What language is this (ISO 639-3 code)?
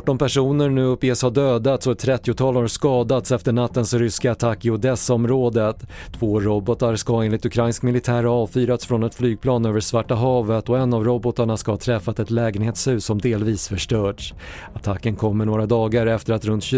swe